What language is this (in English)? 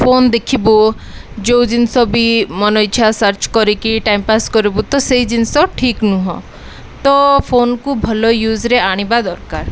Odia